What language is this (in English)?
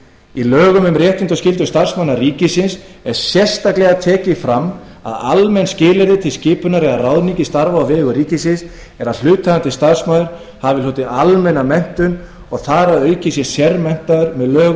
Icelandic